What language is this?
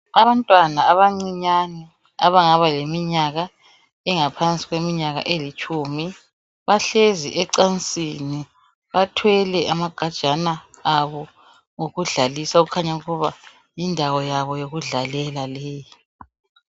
North Ndebele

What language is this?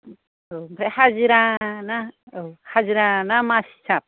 Bodo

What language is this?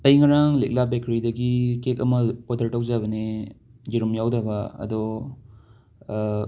Manipuri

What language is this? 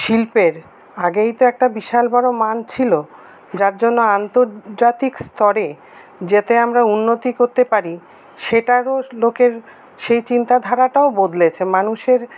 Bangla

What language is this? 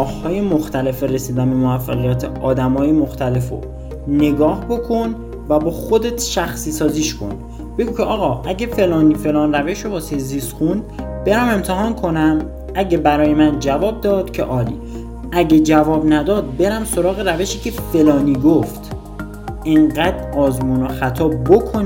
Persian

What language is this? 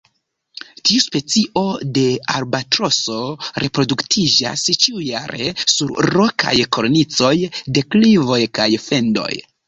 Esperanto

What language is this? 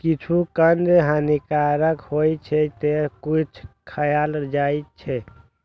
Maithili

